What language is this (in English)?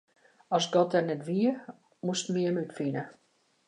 Western Frisian